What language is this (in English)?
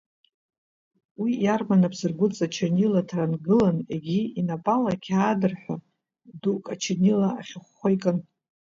Abkhazian